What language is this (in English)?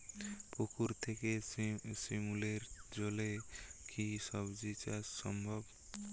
Bangla